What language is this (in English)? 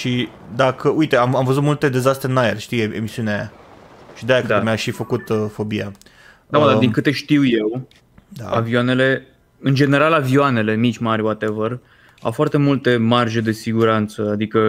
Romanian